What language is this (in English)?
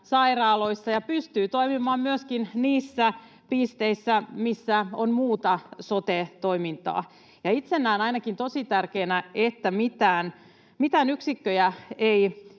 Finnish